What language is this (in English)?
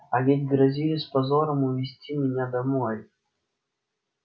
Russian